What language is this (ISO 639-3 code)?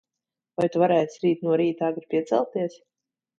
lav